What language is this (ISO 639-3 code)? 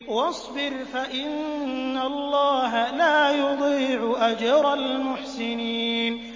ara